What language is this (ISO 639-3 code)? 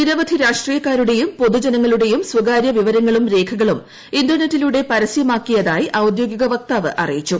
mal